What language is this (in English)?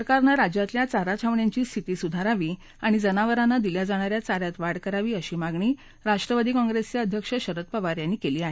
Marathi